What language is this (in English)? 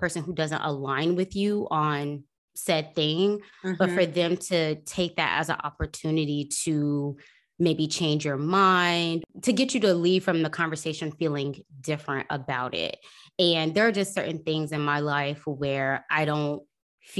English